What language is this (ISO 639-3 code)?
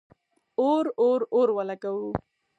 pus